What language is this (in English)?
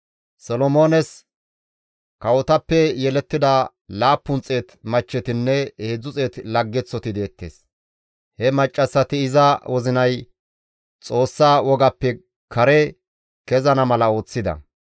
Gamo